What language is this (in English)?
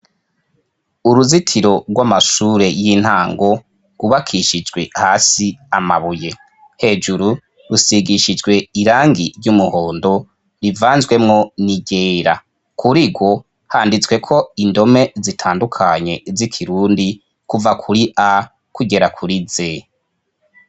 Rundi